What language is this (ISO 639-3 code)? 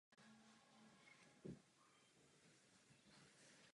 ces